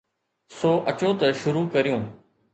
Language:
Sindhi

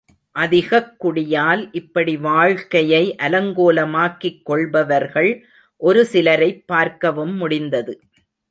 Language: Tamil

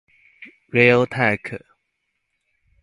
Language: Chinese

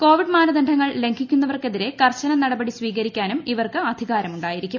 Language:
Malayalam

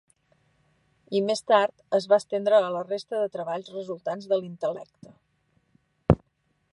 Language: Catalan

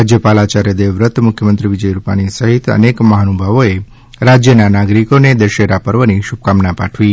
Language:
Gujarati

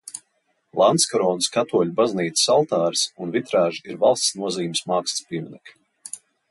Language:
Latvian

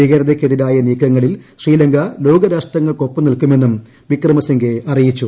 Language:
Malayalam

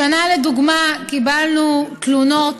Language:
Hebrew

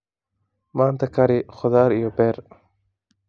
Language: Somali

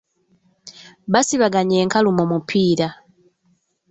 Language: Ganda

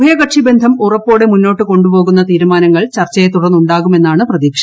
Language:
Malayalam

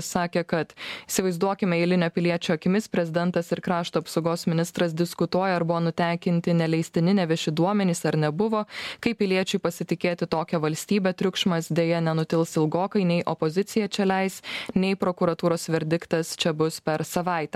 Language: Lithuanian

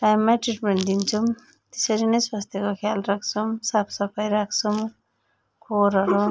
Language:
Nepali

